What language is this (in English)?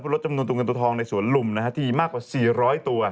Thai